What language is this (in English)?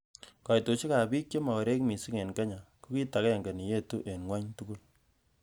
Kalenjin